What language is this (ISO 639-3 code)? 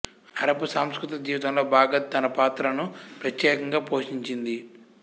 tel